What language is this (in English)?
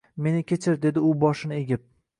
Uzbek